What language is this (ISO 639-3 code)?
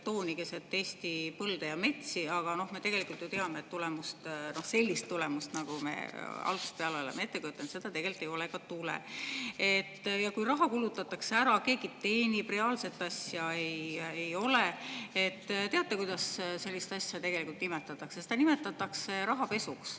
est